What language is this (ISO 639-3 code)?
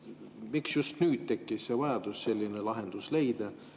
est